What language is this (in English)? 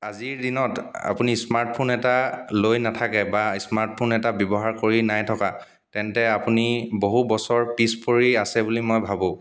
Assamese